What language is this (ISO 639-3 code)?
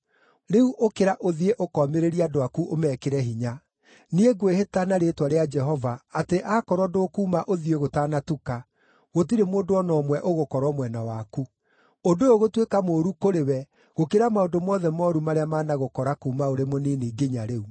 kik